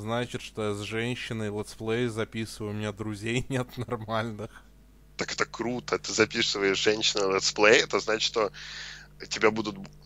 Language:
Russian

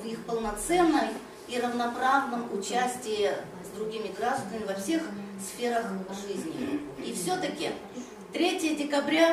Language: Russian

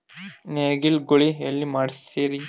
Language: Kannada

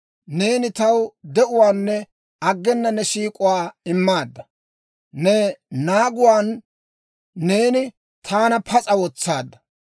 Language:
Dawro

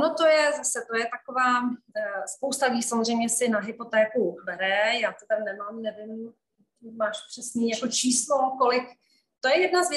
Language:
Czech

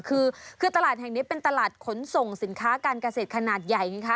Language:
Thai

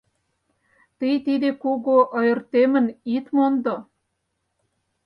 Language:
Mari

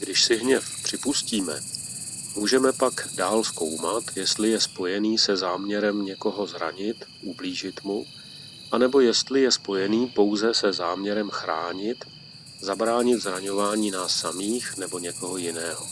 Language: Czech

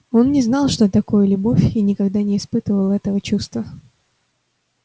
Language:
Russian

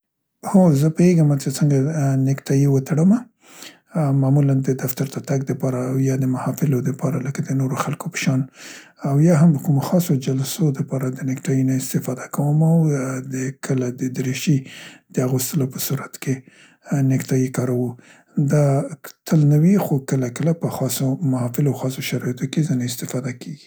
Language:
Central Pashto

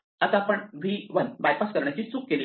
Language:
Marathi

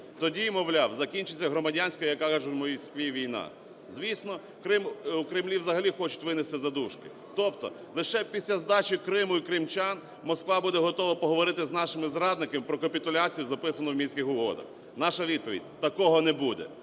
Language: Ukrainian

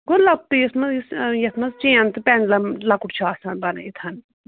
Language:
Kashmiri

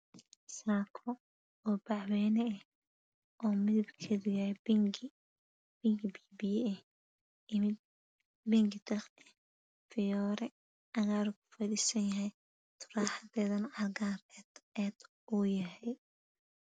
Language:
Somali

